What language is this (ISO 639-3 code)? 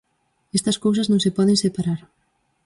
glg